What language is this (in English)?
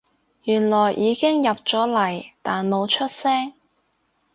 Cantonese